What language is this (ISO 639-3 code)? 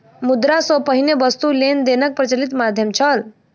mai